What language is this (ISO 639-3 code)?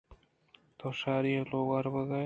bgp